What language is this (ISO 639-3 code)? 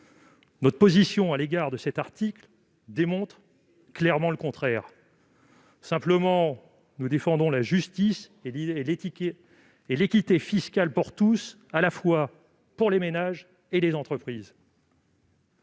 fra